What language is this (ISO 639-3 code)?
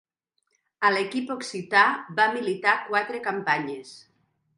cat